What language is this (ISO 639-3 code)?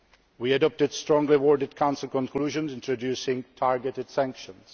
eng